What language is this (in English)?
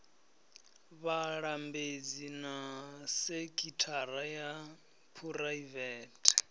Venda